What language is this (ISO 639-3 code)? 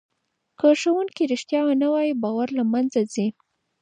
pus